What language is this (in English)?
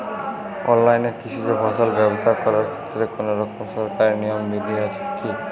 Bangla